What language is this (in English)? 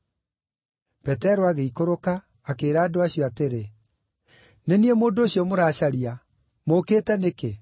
Kikuyu